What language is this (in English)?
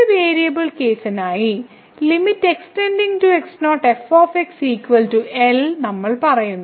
Malayalam